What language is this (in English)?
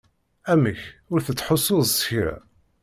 Kabyle